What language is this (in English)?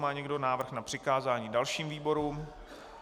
Czech